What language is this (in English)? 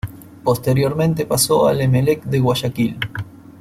Spanish